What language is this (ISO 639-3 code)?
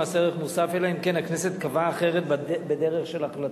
heb